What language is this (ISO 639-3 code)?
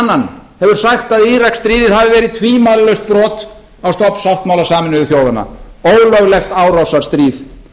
isl